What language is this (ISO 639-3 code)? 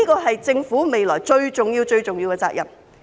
yue